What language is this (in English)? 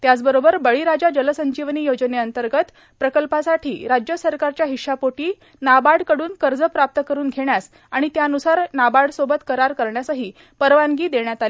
Marathi